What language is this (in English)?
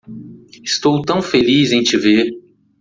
Portuguese